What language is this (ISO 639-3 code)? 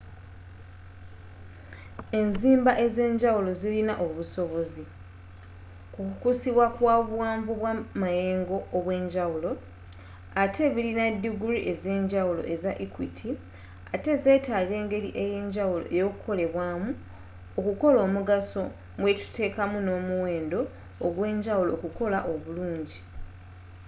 lug